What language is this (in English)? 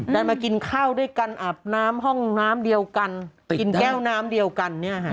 Thai